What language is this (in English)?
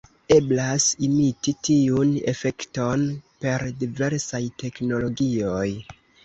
Esperanto